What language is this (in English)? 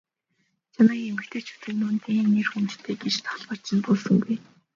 Mongolian